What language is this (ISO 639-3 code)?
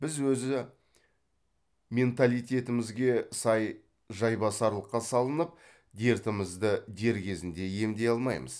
kaz